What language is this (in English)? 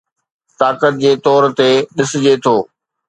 Sindhi